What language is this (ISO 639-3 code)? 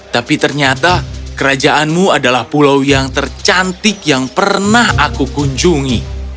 ind